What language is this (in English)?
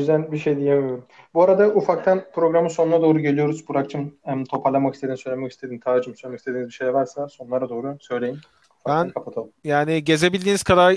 Turkish